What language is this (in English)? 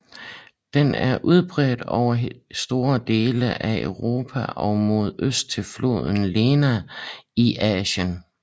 Danish